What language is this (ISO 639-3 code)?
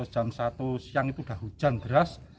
ind